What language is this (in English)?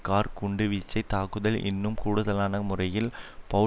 Tamil